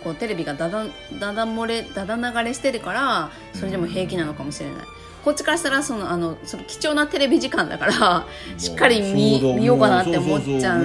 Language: Japanese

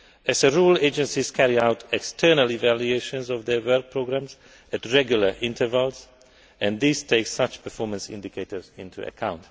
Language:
English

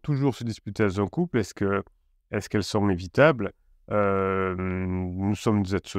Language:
French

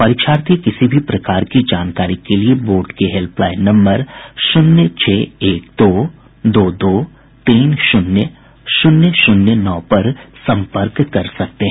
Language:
Hindi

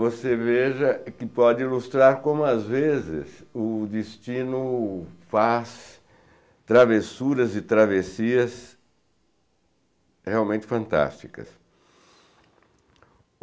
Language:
Portuguese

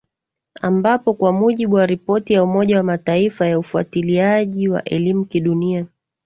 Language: Swahili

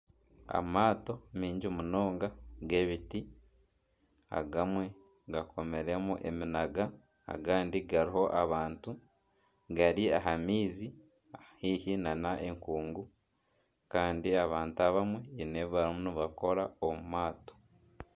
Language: Nyankole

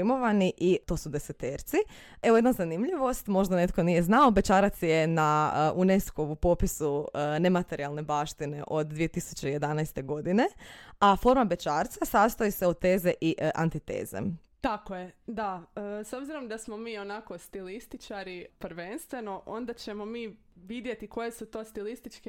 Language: Croatian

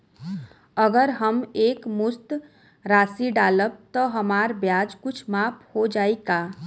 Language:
Bhojpuri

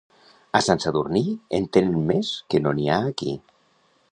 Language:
Catalan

